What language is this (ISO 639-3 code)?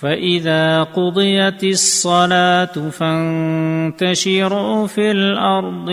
urd